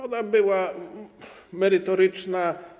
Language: Polish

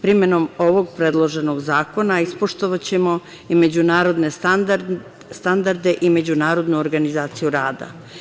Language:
Serbian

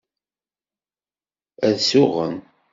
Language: Kabyle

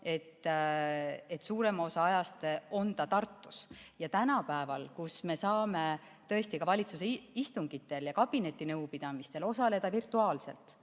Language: Estonian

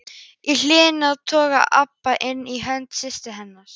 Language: Icelandic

